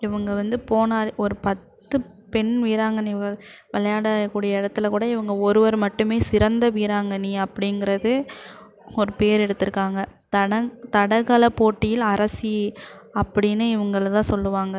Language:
Tamil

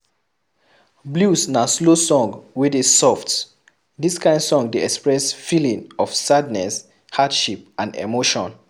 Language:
Nigerian Pidgin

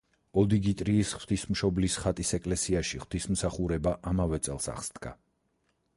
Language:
Georgian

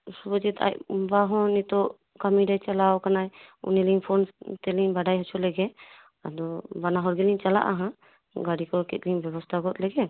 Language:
Santali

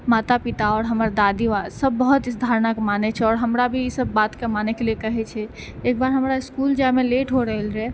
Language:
Maithili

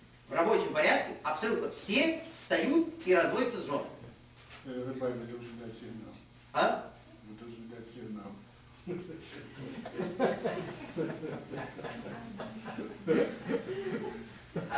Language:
Russian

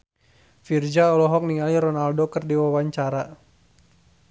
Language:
Sundanese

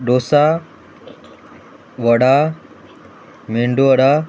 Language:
Konkani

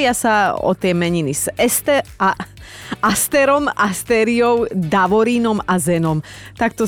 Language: Slovak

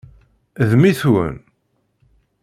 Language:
Kabyle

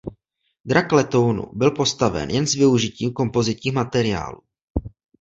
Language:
Czech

